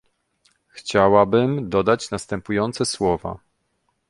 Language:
Polish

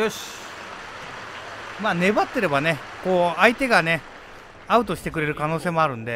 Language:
Japanese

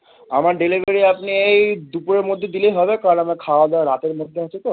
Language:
Bangla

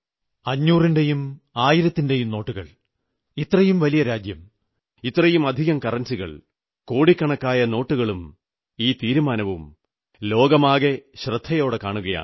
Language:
Malayalam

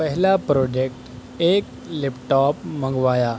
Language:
Urdu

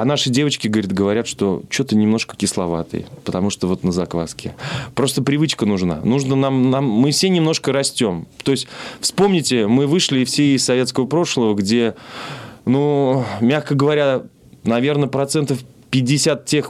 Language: Russian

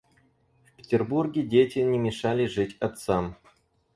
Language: Russian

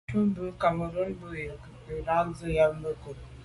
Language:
Medumba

